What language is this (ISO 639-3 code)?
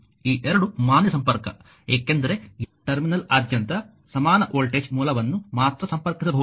kan